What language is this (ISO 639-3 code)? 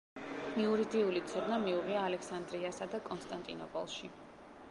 kat